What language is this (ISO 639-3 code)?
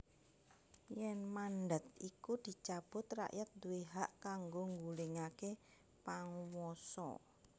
jav